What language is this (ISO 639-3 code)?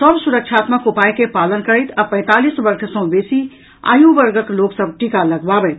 mai